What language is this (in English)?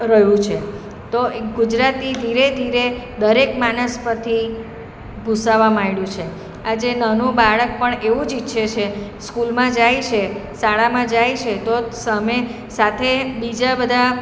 Gujarati